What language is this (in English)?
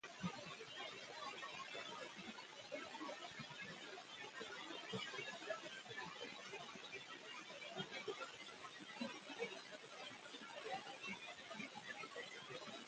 Arabic